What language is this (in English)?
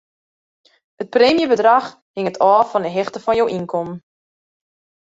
Western Frisian